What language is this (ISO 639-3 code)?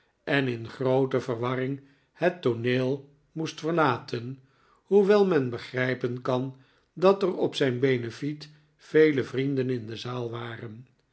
nld